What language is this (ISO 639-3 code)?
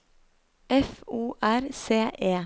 nor